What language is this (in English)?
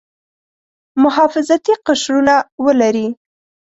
Pashto